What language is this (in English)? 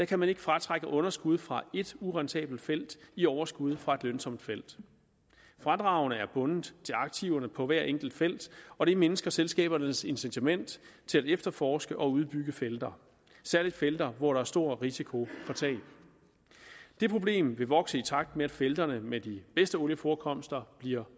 Danish